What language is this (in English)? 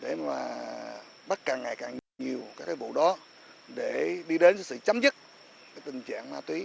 Vietnamese